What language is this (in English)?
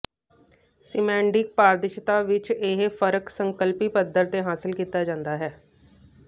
Punjabi